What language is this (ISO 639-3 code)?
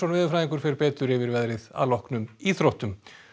isl